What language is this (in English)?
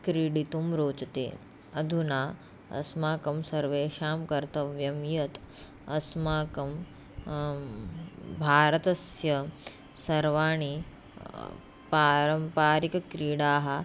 Sanskrit